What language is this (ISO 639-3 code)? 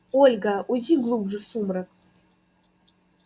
rus